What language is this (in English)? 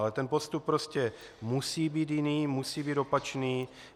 Czech